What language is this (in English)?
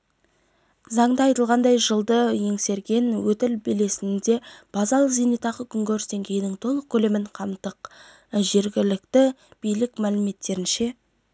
Kazakh